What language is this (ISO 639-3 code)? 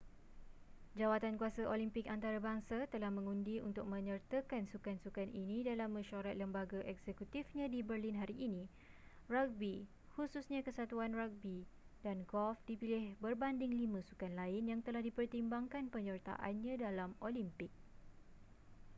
msa